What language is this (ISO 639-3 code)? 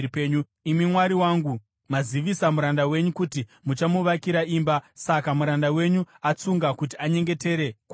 sna